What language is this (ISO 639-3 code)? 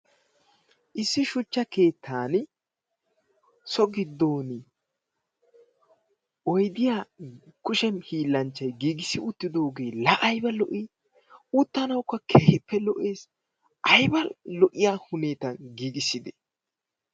wal